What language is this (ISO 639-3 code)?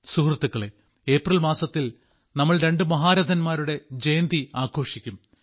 mal